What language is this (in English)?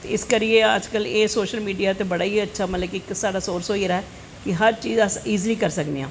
Dogri